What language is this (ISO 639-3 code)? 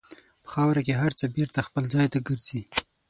pus